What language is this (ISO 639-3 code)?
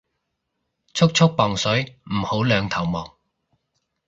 yue